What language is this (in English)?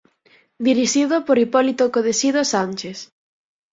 Galician